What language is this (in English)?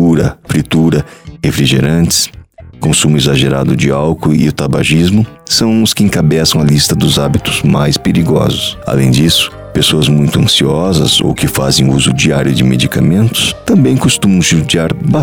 Portuguese